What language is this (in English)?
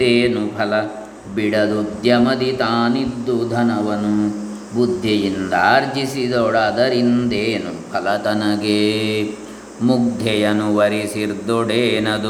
Kannada